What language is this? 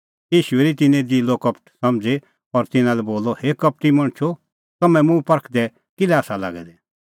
Kullu Pahari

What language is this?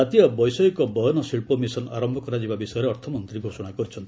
Odia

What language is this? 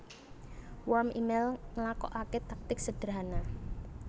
Javanese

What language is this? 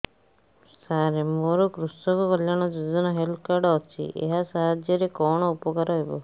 Odia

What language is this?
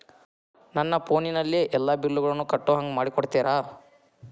Kannada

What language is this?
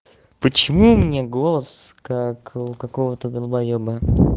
Russian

